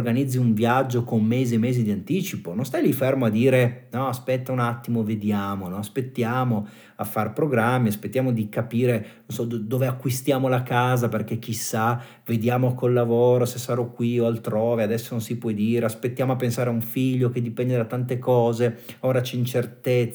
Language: Italian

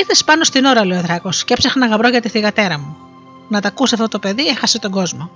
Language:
Greek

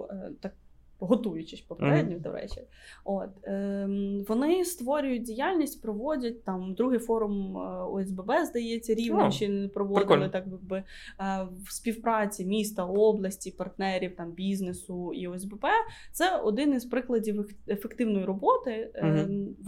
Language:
Ukrainian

